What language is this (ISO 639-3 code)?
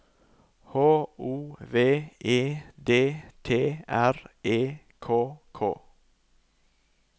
nor